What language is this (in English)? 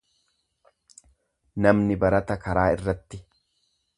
Oromo